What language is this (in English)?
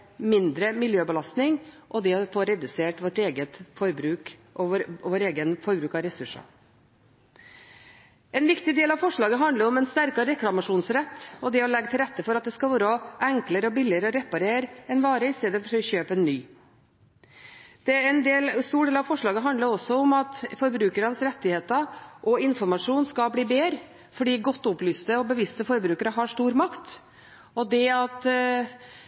Norwegian Bokmål